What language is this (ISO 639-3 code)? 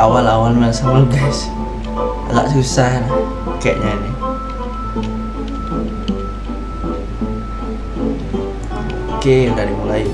ind